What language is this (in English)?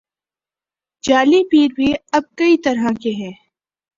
Urdu